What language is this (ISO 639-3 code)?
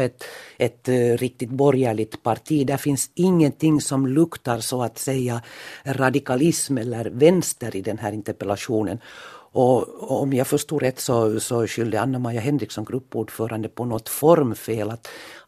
swe